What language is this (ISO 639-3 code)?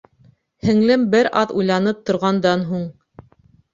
bak